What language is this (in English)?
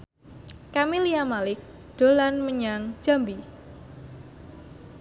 Javanese